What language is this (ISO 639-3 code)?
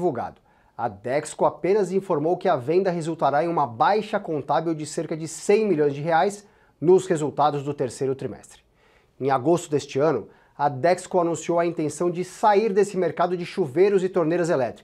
por